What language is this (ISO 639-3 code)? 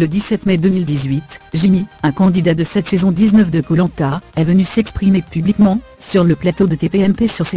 fra